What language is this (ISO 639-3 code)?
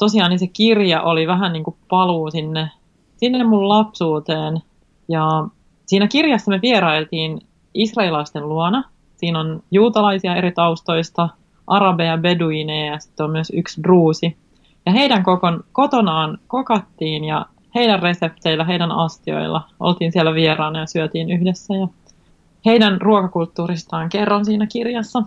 fin